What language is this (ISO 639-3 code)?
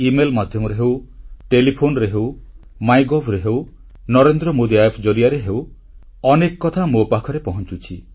ori